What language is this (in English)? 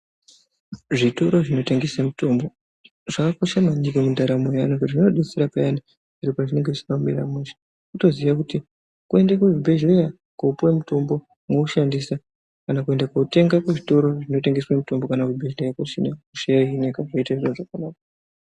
Ndau